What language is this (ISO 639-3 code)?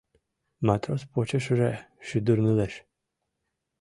chm